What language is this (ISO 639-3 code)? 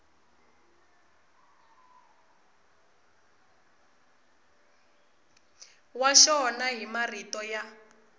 tso